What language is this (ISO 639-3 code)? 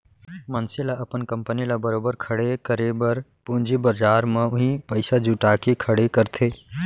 hne